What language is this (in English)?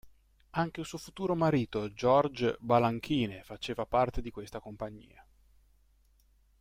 Italian